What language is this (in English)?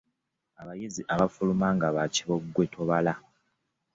Ganda